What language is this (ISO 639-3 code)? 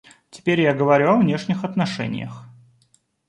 rus